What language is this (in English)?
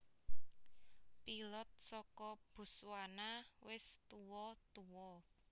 Javanese